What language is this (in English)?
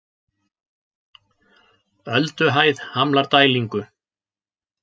Icelandic